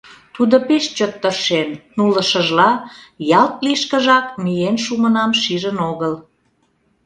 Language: Mari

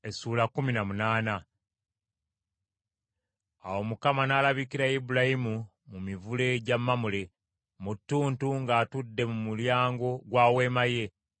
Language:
Ganda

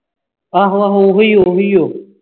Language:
Punjabi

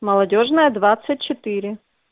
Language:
Russian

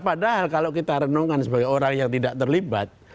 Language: Indonesian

